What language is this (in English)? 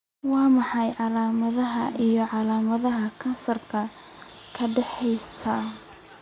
Somali